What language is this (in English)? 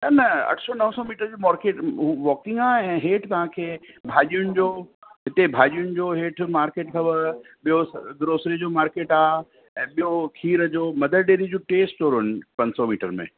Sindhi